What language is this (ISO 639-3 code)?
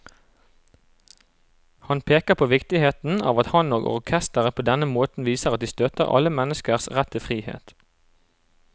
nor